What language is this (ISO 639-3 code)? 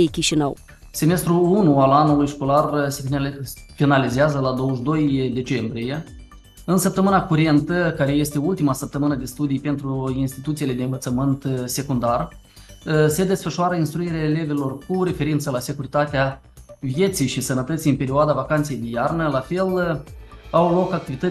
ron